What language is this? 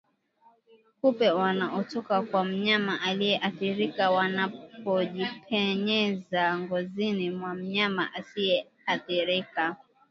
Swahili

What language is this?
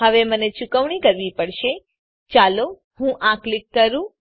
Gujarati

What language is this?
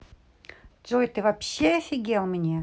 Russian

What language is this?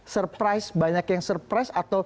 Indonesian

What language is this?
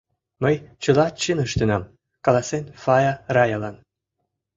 Mari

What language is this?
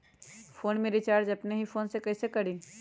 Magahi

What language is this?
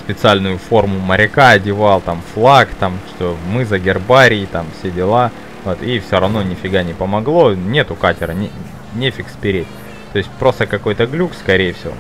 Russian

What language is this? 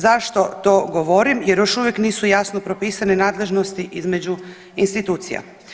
Croatian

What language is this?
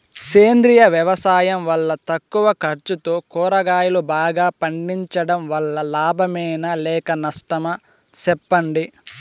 Telugu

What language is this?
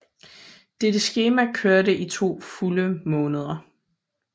Danish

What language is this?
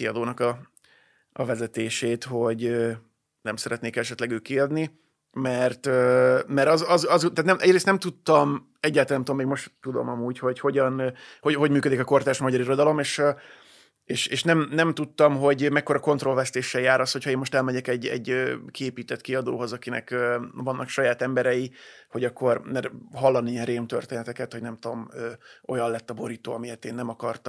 Hungarian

